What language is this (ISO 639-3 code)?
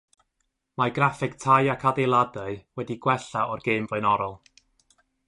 cym